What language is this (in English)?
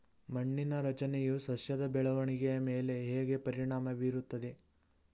Kannada